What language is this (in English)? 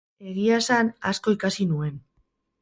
Basque